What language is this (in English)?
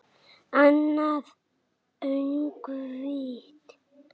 Icelandic